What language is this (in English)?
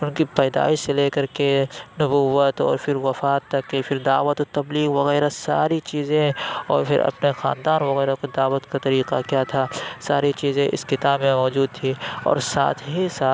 Urdu